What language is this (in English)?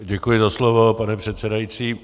Czech